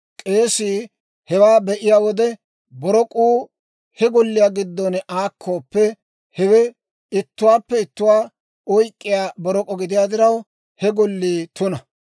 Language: Dawro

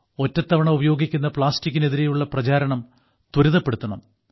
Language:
Malayalam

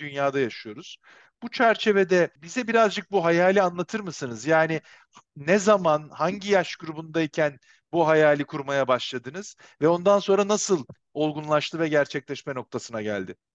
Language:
Turkish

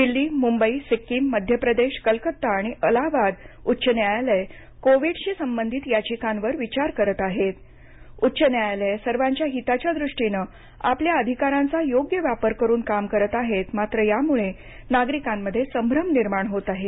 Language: Marathi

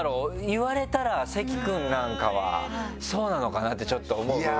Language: Japanese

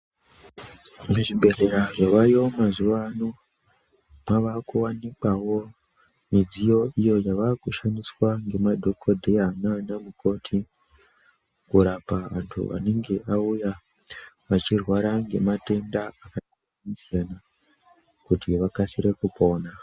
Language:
Ndau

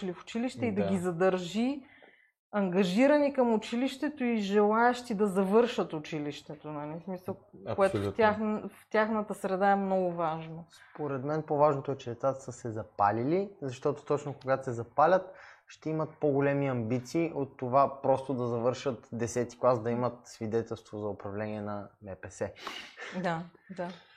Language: Bulgarian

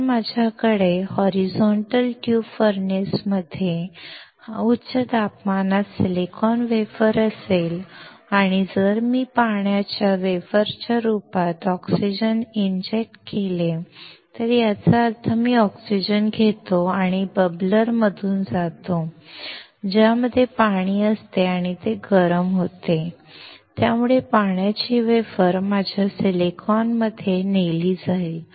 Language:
Marathi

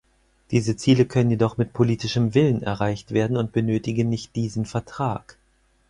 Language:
German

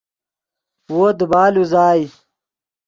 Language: Yidgha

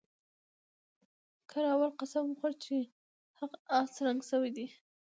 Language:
Pashto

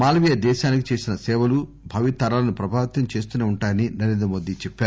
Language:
Telugu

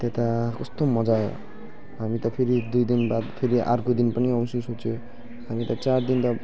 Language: Nepali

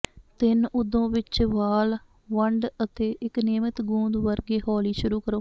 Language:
Punjabi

